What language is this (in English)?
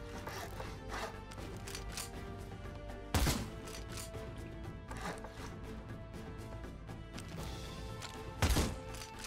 French